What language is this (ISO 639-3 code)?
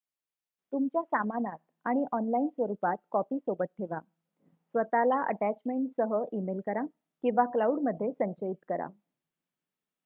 mar